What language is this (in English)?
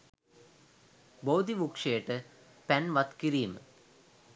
Sinhala